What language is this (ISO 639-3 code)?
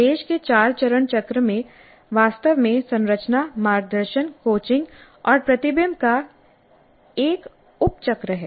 hin